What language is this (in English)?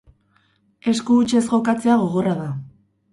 Basque